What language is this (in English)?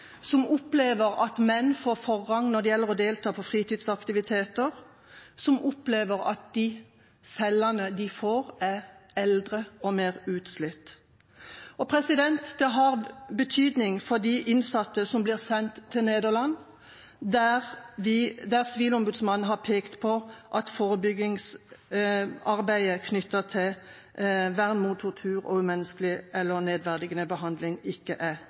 Norwegian Bokmål